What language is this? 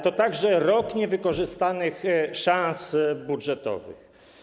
Polish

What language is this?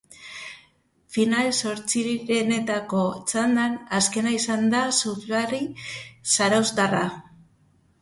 Basque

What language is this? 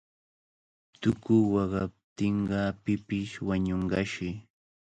Cajatambo North Lima Quechua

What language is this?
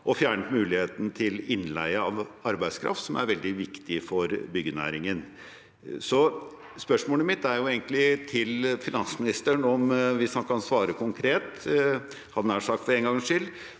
Norwegian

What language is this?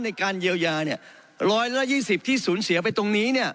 Thai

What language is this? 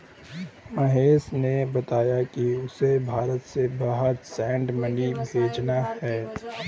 Hindi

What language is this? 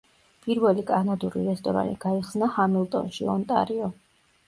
Georgian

